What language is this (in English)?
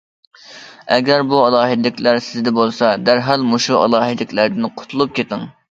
Uyghur